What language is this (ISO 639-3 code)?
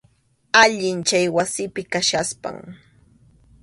qxu